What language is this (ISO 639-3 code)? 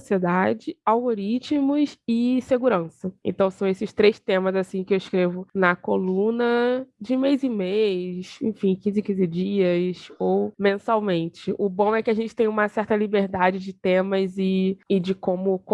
por